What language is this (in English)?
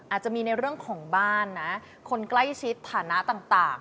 Thai